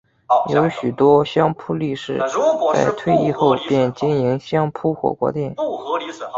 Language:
Chinese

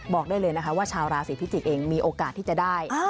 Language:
Thai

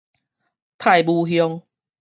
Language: Min Nan Chinese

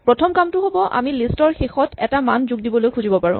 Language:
Assamese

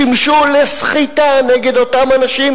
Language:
Hebrew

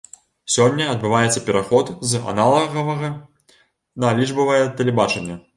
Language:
Belarusian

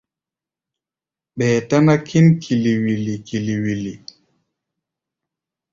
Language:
Gbaya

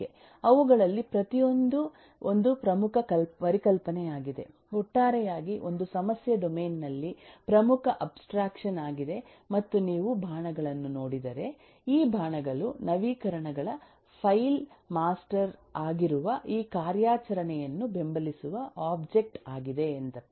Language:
Kannada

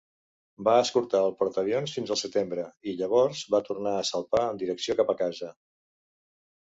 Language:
Catalan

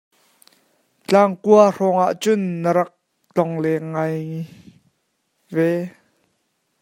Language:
Hakha Chin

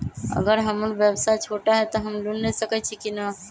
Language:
Magahi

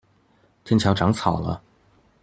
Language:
Chinese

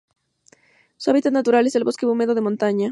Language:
Spanish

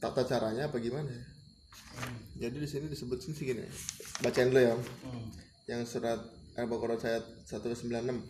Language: Indonesian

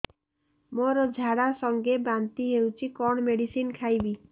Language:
Odia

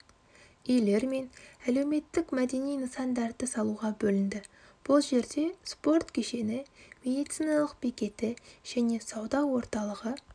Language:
Kazakh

